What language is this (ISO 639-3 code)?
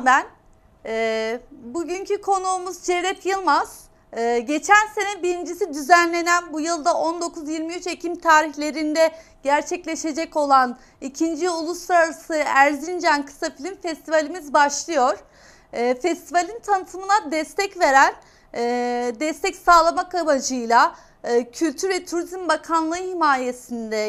tur